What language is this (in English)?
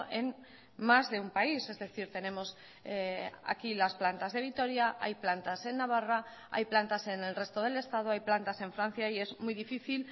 Spanish